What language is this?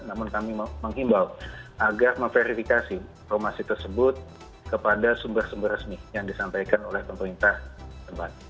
Indonesian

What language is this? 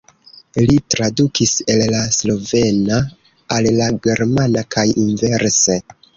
Esperanto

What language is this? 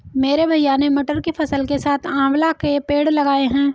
Hindi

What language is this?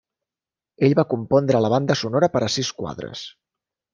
Catalan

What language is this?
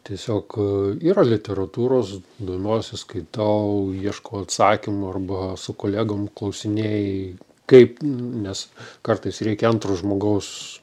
Lithuanian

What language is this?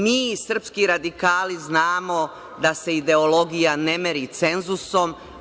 Serbian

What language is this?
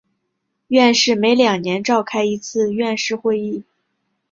Chinese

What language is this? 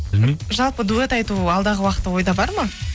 Kazakh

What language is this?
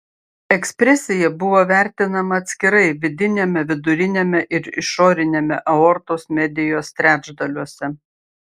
Lithuanian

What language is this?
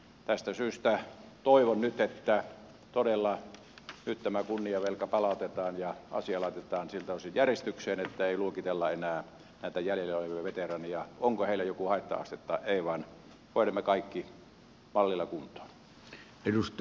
Finnish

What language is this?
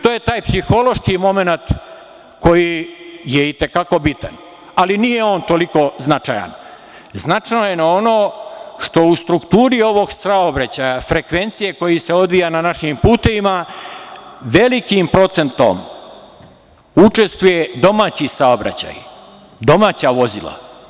Serbian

